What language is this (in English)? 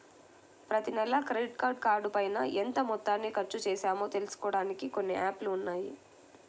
Telugu